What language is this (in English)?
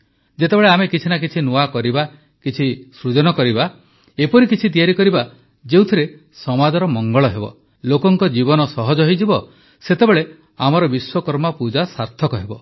Odia